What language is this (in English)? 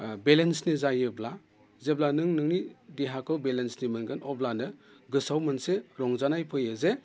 Bodo